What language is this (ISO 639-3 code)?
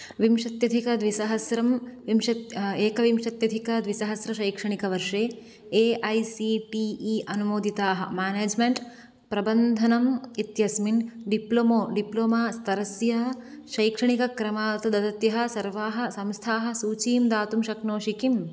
san